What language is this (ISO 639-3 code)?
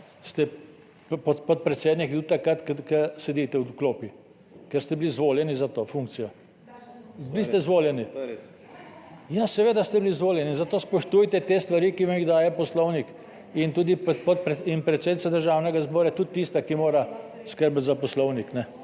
slv